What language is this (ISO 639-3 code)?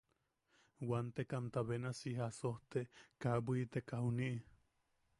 yaq